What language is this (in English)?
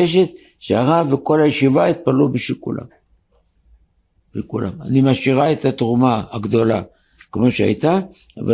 Hebrew